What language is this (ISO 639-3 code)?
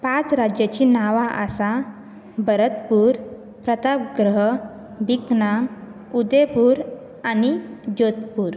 kok